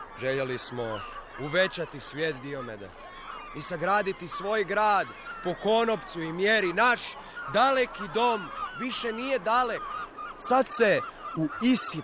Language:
Croatian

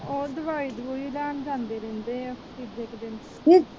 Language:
Punjabi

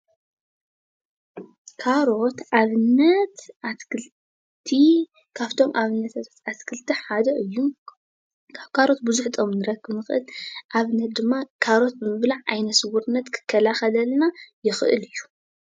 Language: Tigrinya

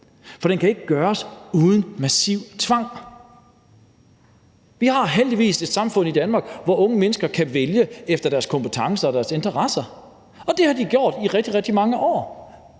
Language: Danish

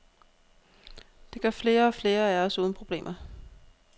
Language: Danish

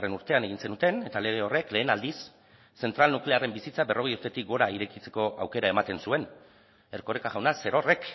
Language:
Basque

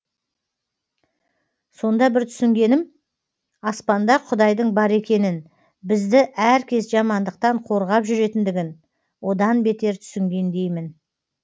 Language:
Kazakh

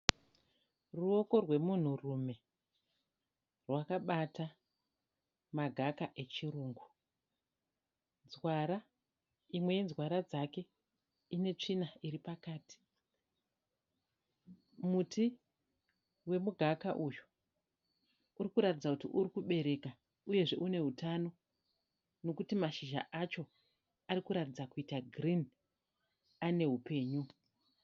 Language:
Shona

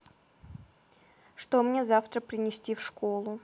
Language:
Russian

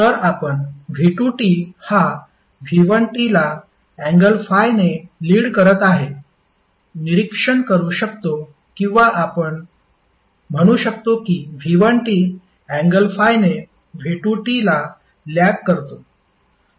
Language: Marathi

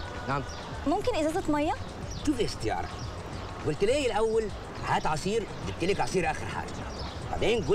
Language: Arabic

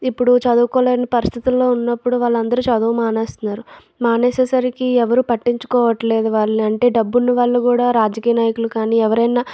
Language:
Telugu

